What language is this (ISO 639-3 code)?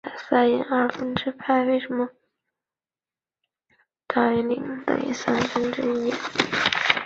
zho